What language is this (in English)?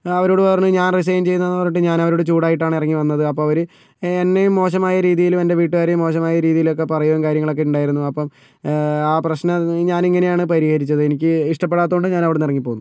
Malayalam